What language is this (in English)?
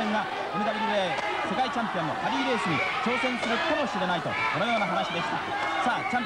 Japanese